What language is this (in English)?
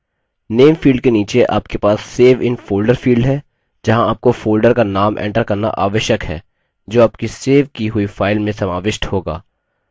Hindi